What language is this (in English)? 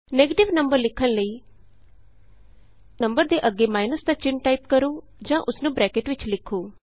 Punjabi